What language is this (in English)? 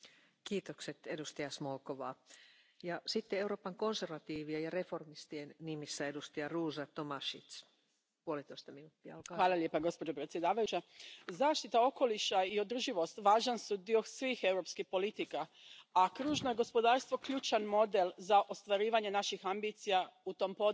Croatian